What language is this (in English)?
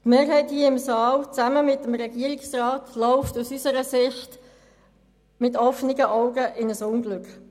Swiss German